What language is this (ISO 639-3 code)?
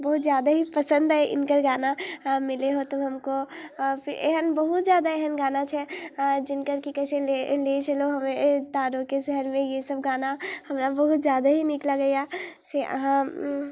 mai